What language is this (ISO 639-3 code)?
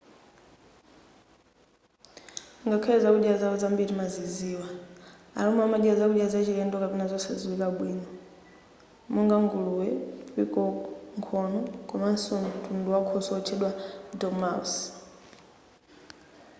nya